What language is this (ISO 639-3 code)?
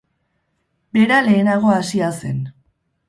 eus